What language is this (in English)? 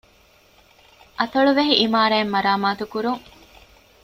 Divehi